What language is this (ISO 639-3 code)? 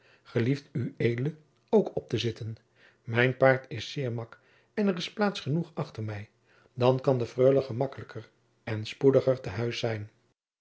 nld